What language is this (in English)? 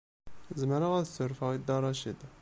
Kabyle